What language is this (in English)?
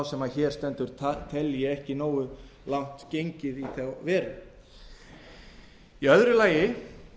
Icelandic